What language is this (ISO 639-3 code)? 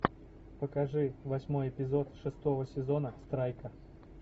rus